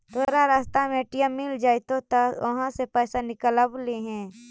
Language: Magahi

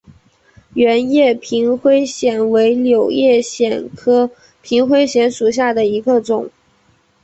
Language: Chinese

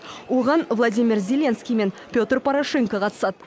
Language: Kazakh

